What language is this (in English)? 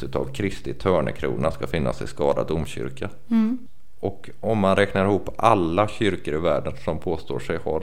Swedish